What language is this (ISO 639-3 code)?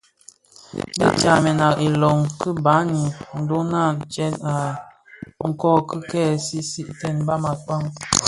ksf